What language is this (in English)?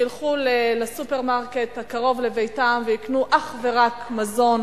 Hebrew